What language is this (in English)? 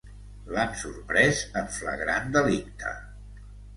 Catalan